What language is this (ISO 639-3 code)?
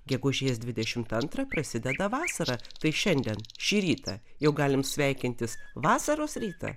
lit